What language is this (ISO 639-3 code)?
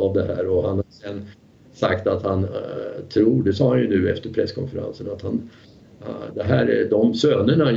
swe